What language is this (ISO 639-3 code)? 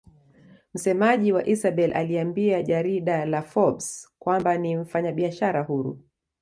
swa